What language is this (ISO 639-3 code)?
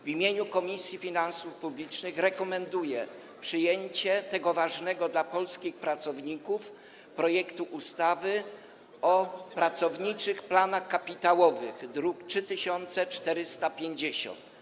pol